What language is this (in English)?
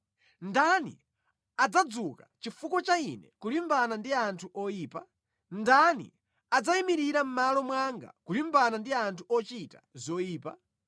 Nyanja